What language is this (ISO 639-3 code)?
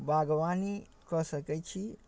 mai